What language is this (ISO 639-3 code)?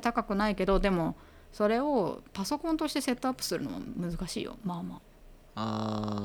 jpn